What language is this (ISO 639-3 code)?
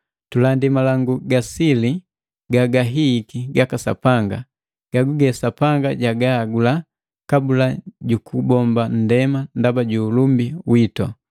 mgv